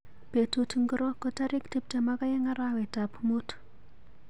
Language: Kalenjin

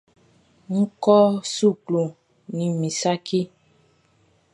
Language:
Baoulé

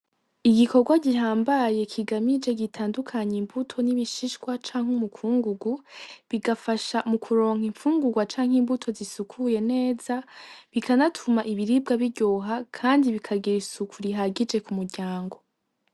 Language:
Rundi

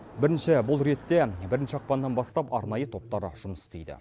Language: Kazakh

